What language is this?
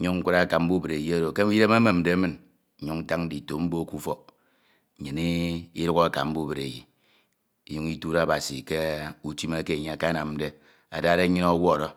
Ito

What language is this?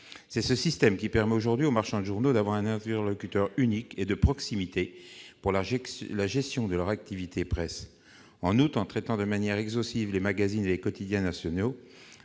French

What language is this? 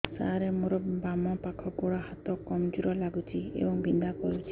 Odia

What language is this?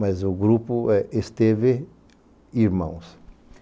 Portuguese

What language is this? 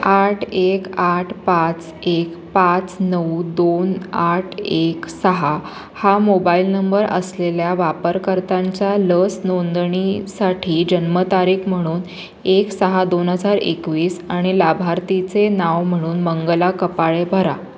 Marathi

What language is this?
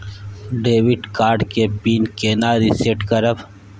Maithili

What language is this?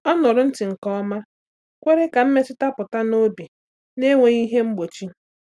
Igbo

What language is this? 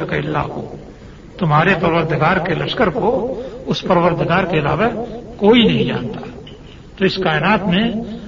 Urdu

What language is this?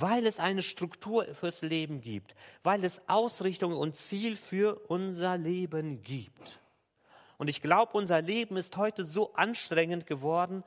German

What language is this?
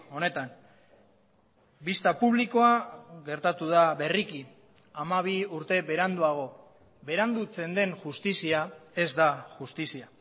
Basque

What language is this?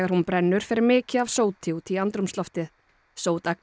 Icelandic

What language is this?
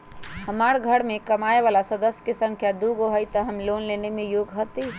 Magahi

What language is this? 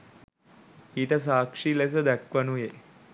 Sinhala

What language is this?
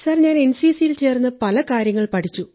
Malayalam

